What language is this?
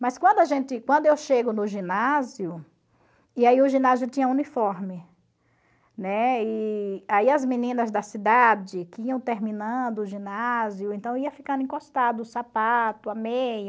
Portuguese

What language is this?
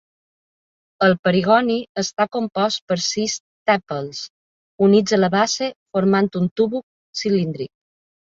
Catalan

